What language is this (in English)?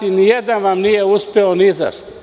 Serbian